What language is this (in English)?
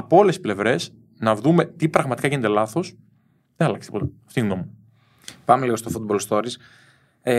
Greek